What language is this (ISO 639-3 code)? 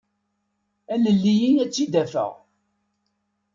kab